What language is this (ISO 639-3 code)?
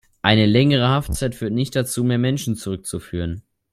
deu